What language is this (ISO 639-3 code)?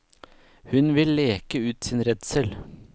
nor